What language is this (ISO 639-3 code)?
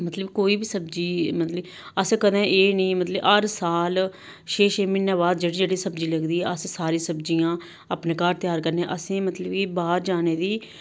doi